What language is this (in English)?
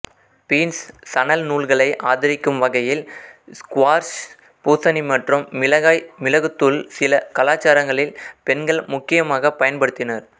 Tamil